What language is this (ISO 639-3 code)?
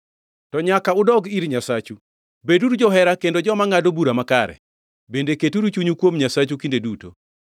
luo